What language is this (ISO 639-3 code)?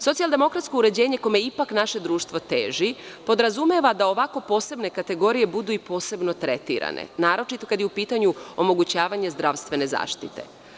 srp